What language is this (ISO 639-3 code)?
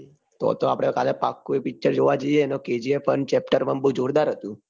guj